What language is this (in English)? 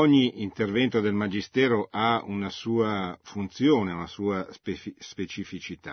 Italian